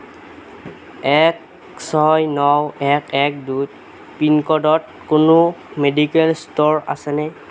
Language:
Assamese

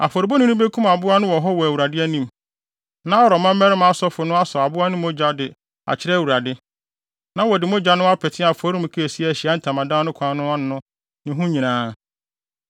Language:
Akan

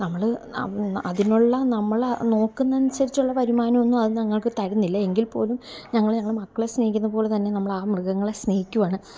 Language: Malayalam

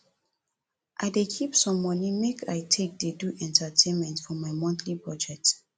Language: Nigerian Pidgin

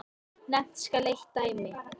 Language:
Icelandic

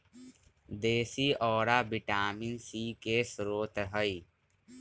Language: Magahi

